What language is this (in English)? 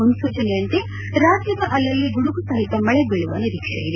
Kannada